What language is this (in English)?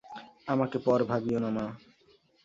Bangla